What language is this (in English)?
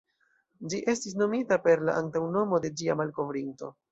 Esperanto